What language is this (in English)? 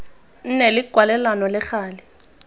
Tswana